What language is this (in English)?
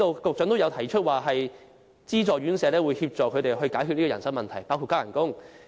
Cantonese